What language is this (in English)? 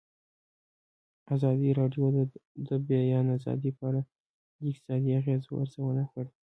Pashto